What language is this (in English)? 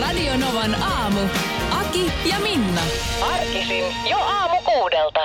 Finnish